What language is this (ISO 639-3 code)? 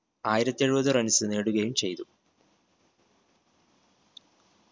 mal